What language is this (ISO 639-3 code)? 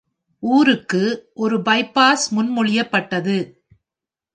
tam